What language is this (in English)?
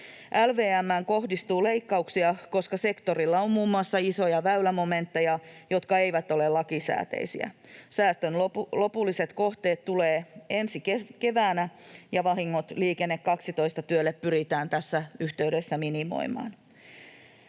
Finnish